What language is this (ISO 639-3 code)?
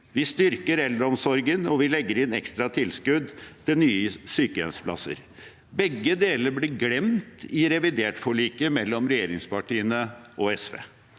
nor